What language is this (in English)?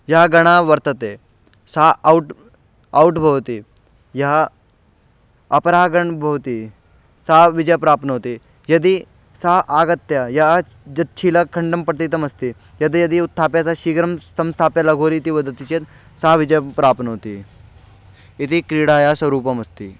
Sanskrit